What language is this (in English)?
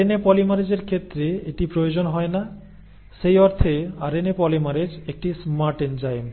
Bangla